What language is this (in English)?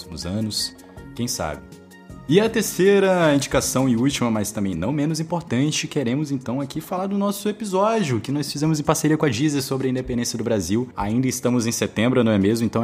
Portuguese